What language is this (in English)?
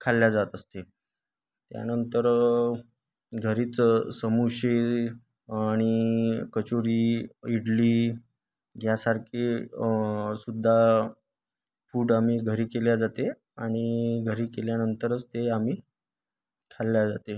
Marathi